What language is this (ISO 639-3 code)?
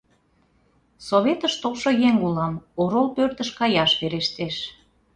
chm